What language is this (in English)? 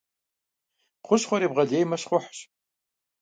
Kabardian